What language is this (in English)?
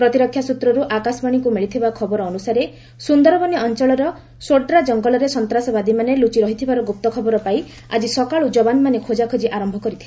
Odia